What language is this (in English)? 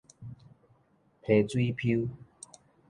Min Nan Chinese